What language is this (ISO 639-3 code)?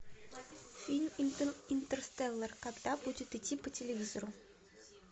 rus